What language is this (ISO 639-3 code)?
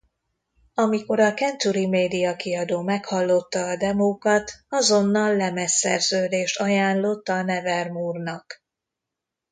hun